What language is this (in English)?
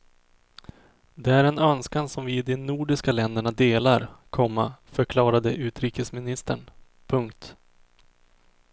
Swedish